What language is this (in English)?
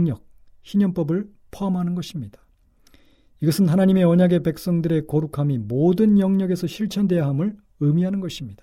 Korean